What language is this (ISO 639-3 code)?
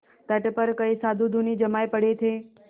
hin